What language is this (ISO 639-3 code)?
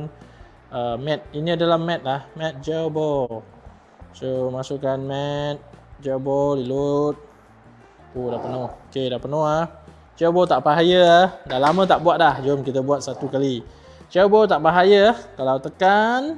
msa